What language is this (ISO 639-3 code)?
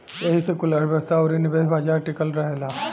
bho